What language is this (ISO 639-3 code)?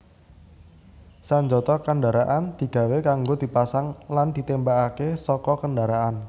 jav